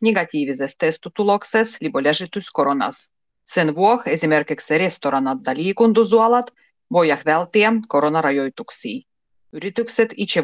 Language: Finnish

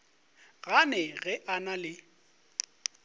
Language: Northern Sotho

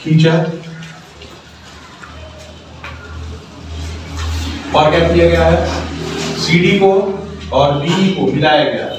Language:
Hindi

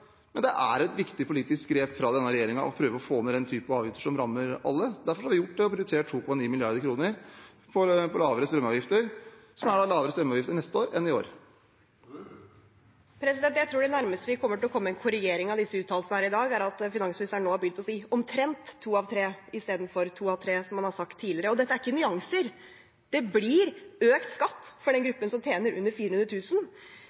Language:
Norwegian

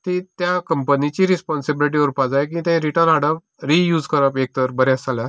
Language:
Konkani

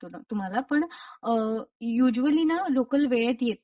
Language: Marathi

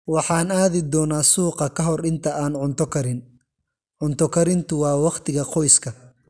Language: Somali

